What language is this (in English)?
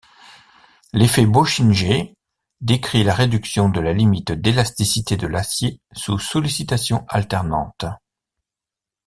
French